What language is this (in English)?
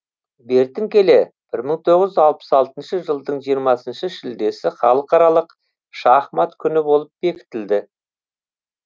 Kazakh